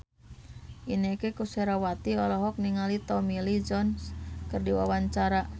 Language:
Sundanese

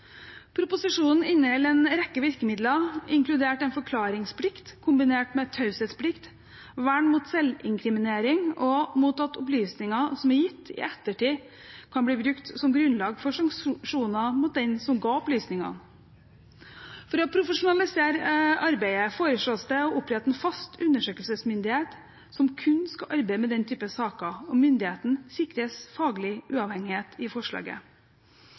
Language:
Norwegian Bokmål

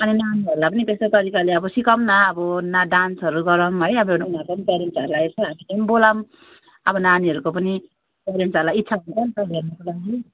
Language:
Nepali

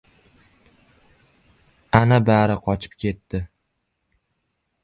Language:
Uzbek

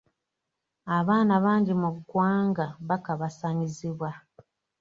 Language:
Ganda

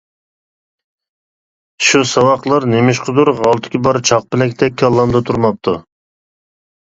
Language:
Uyghur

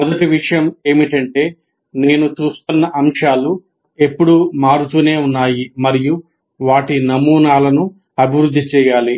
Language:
Telugu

